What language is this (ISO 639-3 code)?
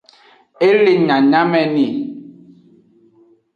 ajg